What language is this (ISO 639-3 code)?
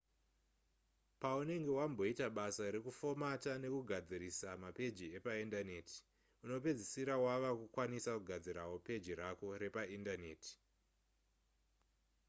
sna